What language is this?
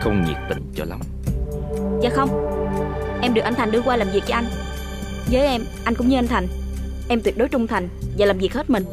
Vietnamese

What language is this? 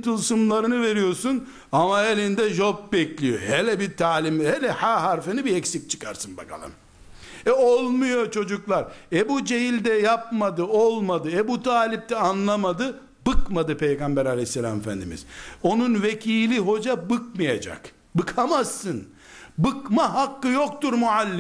Turkish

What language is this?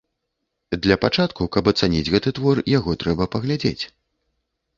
Belarusian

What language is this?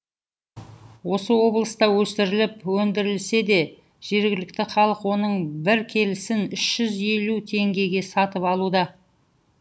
Kazakh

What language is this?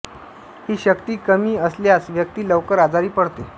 Marathi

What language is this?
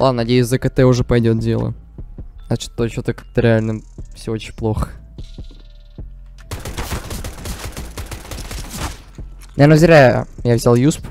Russian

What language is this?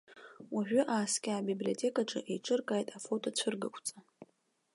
Abkhazian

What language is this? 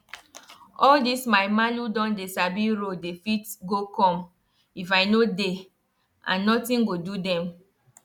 Nigerian Pidgin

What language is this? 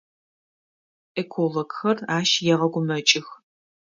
Adyghe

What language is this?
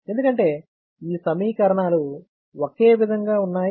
Telugu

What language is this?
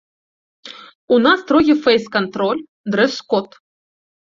Belarusian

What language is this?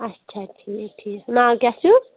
Kashmiri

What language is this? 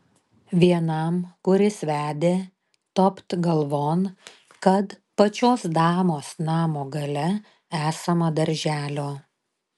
Lithuanian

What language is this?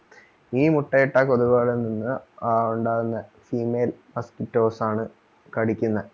Malayalam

